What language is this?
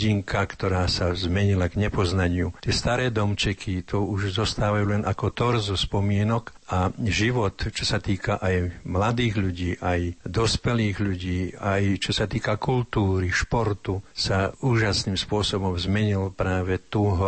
Slovak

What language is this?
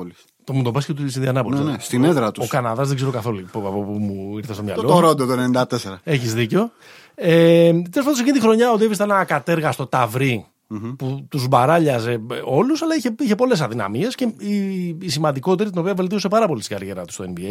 Greek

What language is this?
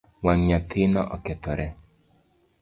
Luo (Kenya and Tanzania)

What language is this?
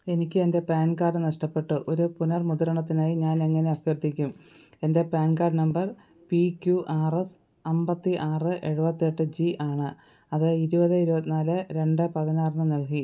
Malayalam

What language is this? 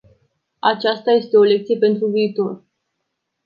Romanian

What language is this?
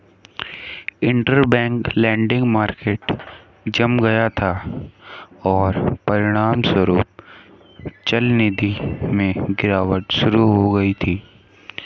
Hindi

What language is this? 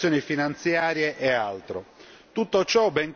Italian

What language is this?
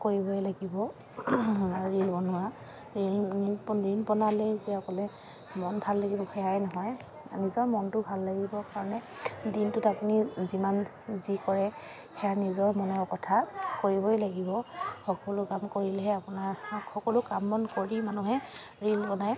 Assamese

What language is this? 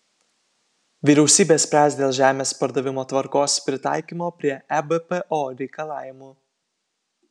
Lithuanian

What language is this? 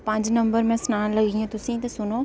Dogri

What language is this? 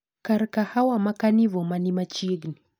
Luo (Kenya and Tanzania)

